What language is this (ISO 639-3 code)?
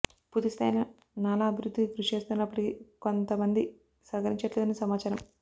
tel